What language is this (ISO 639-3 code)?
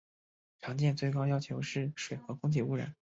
zho